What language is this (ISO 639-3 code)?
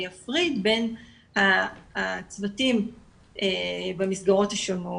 heb